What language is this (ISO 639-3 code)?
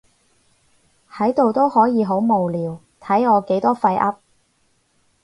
yue